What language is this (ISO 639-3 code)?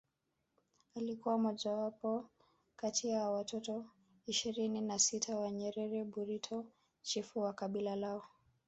swa